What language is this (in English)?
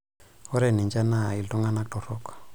Masai